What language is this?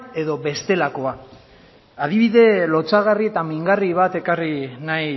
Basque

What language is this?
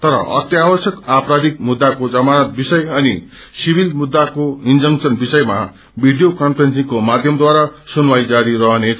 Nepali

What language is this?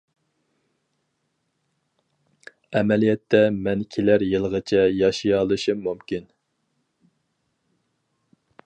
Uyghur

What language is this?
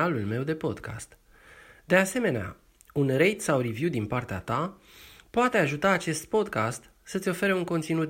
Romanian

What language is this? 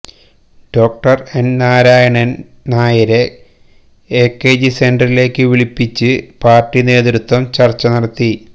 Malayalam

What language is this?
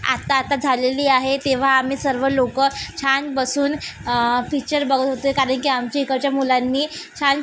Marathi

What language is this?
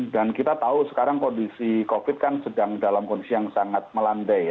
Indonesian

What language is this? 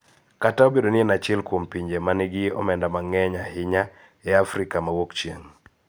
Luo (Kenya and Tanzania)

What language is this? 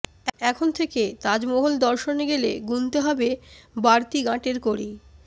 Bangla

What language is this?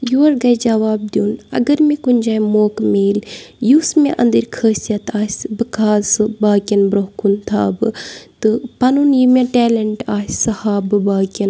Kashmiri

